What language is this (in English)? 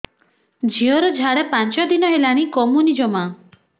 Odia